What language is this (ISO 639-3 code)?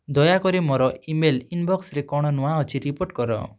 ori